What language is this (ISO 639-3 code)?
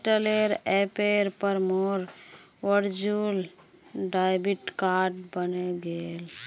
mag